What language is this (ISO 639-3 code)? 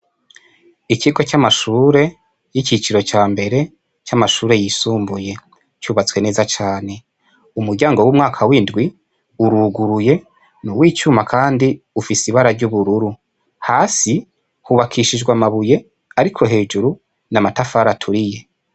run